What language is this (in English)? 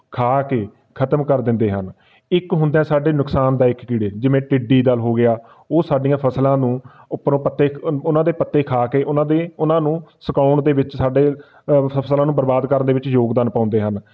Punjabi